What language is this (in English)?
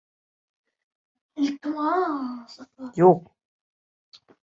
Uzbek